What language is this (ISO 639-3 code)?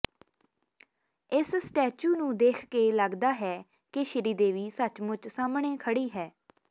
pan